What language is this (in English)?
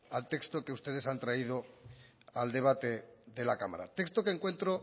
Spanish